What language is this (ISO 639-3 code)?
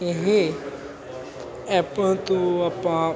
pan